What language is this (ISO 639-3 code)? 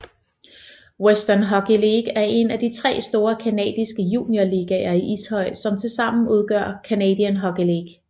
dan